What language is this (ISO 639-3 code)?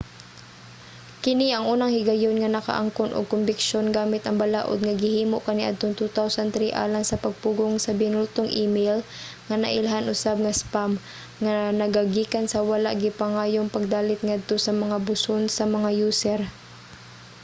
ceb